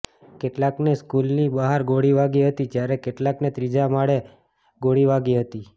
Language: Gujarati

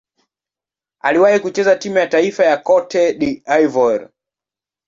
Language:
Swahili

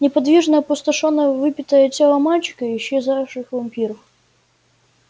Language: Russian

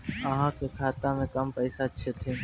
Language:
Maithili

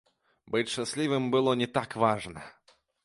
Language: Belarusian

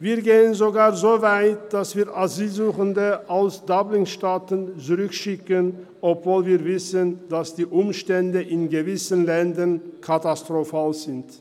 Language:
Swiss German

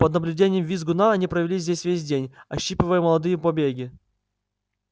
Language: Russian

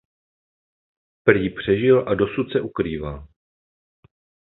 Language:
Czech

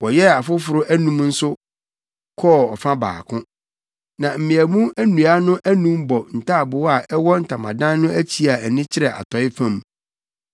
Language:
Akan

